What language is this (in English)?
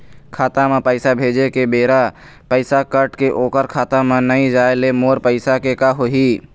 Chhattisgarhi